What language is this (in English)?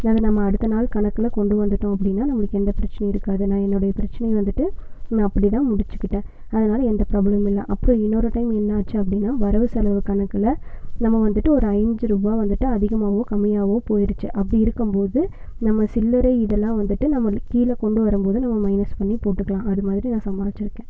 Tamil